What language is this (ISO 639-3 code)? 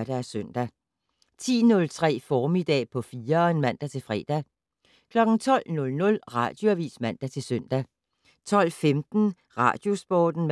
dan